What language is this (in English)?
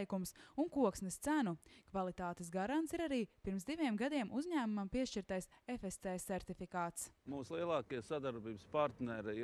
Latvian